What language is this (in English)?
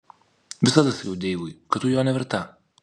Lithuanian